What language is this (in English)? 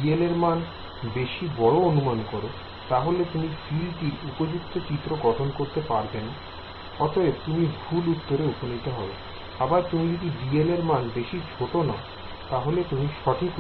Bangla